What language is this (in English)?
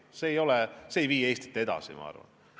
Estonian